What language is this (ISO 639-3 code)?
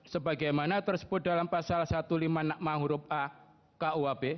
ind